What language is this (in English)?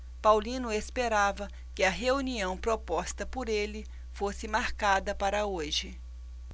Portuguese